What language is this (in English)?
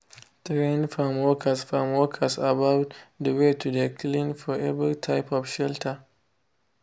Nigerian Pidgin